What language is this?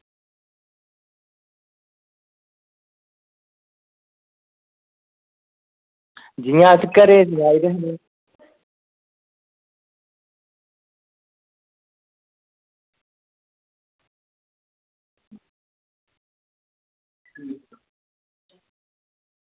Dogri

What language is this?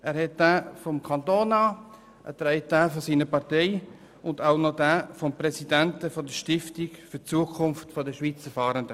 Swiss German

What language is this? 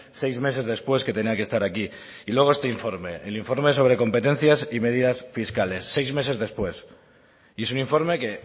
Spanish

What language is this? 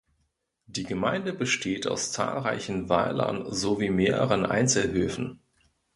German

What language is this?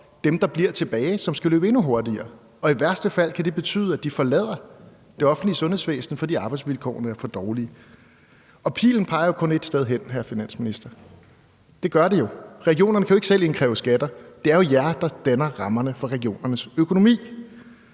Danish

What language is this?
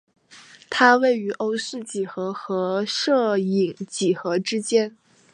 Chinese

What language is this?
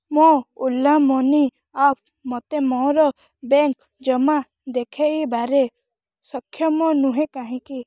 Odia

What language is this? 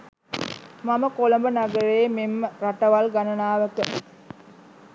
Sinhala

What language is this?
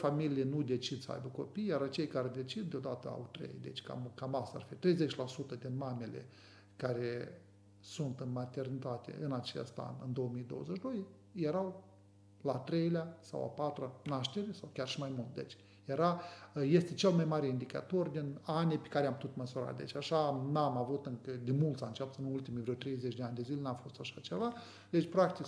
Romanian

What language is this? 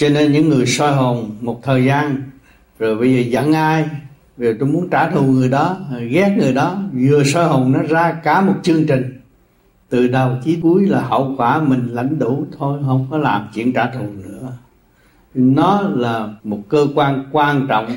Vietnamese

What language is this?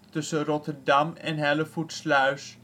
Dutch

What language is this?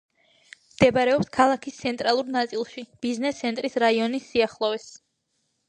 Georgian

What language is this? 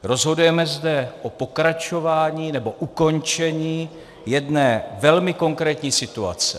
Czech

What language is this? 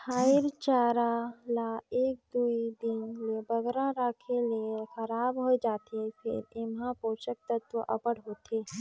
Chhattisgarhi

